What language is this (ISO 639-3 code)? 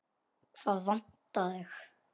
isl